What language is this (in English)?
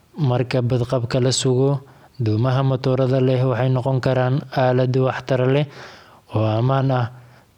Somali